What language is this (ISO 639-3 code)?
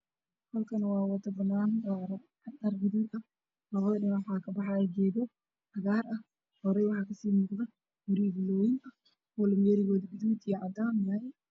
som